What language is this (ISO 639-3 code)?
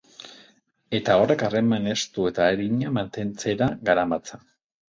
eus